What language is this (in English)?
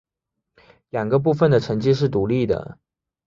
Chinese